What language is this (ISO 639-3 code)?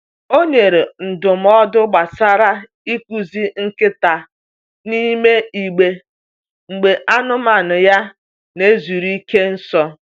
ibo